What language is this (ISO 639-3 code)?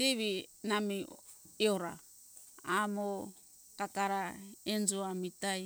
hkk